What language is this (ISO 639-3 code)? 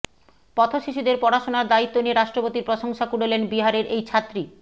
ben